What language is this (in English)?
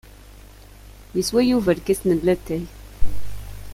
Kabyle